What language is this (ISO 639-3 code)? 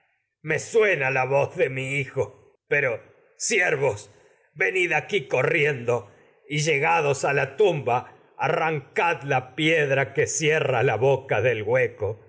spa